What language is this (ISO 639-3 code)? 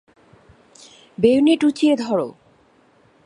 ben